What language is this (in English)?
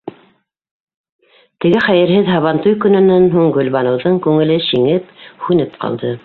Bashkir